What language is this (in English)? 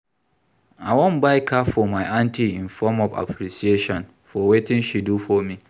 Nigerian Pidgin